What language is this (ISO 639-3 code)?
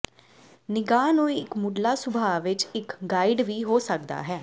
pan